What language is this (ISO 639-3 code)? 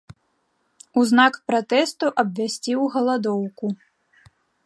bel